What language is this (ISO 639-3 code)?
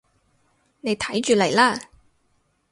yue